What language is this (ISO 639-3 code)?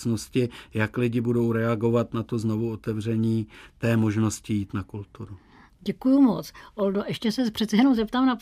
ces